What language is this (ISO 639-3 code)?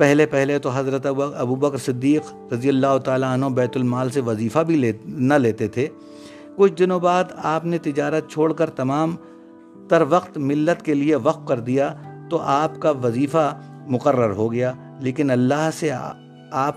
urd